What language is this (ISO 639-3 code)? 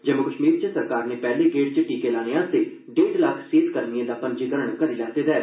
doi